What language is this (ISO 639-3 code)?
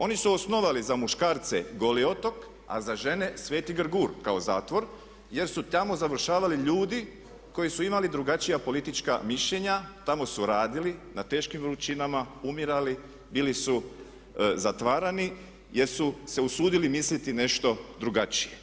hrv